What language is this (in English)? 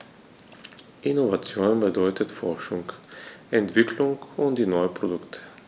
German